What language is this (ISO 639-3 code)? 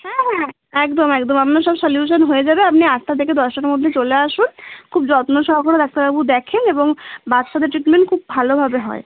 ben